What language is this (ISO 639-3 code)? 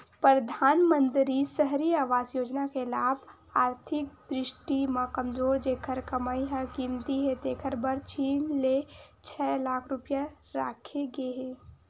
hne